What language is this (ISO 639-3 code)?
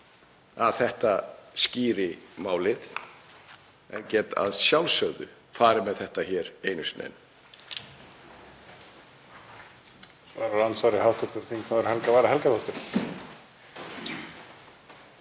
isl